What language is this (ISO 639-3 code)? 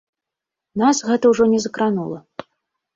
bel